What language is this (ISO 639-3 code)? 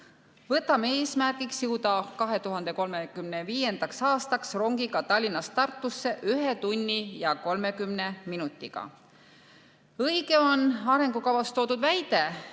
est